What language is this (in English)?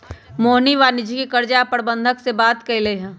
Magahi